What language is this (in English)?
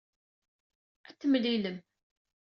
Kabyle